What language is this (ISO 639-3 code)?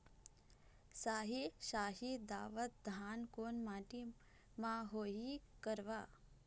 hne